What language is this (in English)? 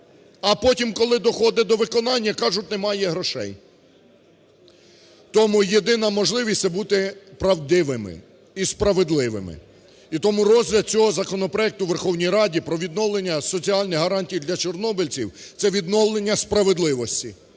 Ukrainian